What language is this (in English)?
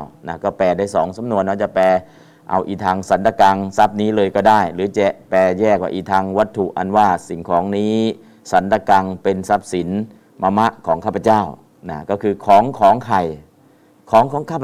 Thai